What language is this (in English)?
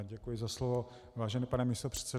Czech